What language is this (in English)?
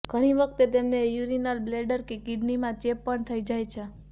Gujarati